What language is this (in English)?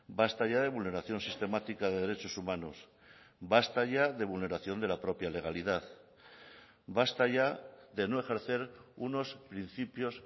Spanish